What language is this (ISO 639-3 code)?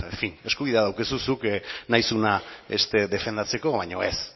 eus